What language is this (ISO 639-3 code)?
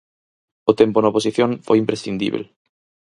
glg